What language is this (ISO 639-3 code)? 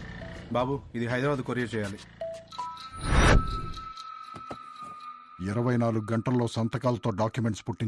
tel